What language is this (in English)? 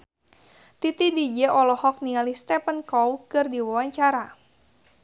Sundanese